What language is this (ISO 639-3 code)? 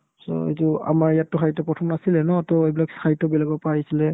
asm